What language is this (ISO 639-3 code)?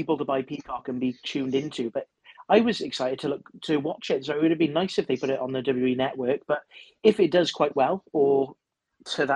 eng